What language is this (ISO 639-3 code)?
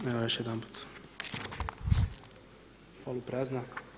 hrv